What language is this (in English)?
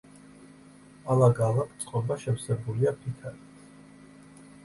Georgian